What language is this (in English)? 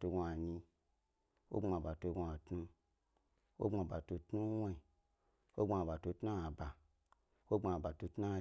Gbari